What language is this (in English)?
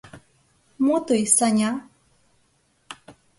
Mari